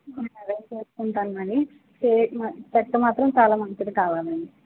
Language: Telugu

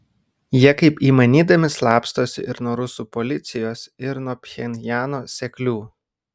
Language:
Lithuanian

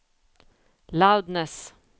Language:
Swedish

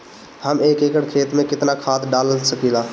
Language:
Bhojpuri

